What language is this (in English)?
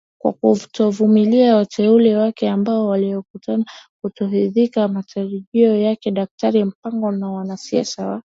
Swahili